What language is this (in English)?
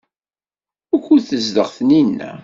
Kabyle